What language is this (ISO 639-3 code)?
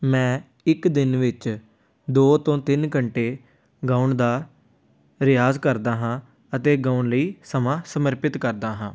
pan